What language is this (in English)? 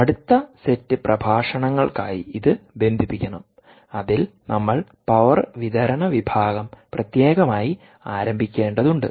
Malayalam